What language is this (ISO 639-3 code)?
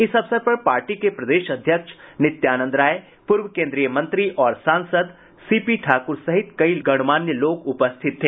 hin